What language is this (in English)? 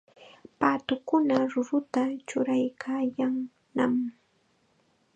Chiquián Ancash Quechua